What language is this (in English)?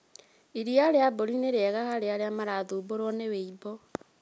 Kikuyu